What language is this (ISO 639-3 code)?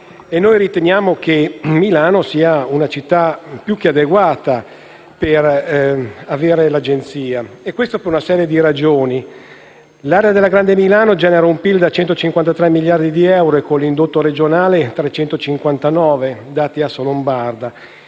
ita